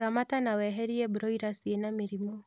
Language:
Kikuyu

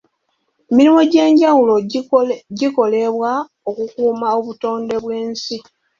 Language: Ganda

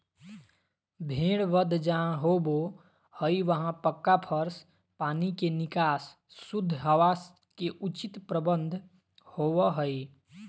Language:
Magahi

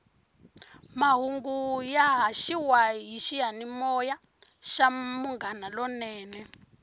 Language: Tsonga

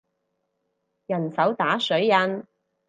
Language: Cantonese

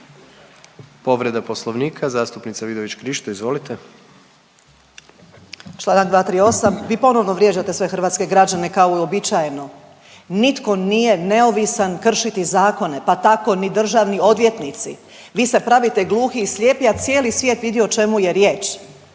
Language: Croatian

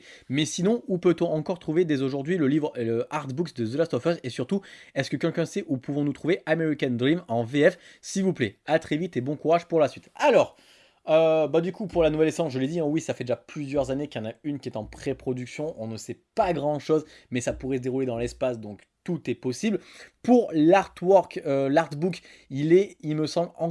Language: French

